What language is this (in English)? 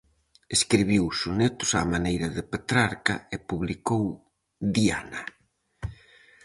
Galician